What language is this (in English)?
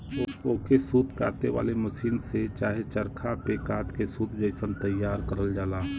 Bhojpuri